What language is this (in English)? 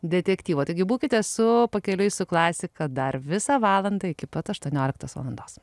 Lithuanian